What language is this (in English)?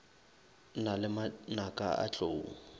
Northern Sotho